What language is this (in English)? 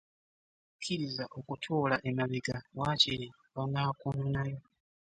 Ganda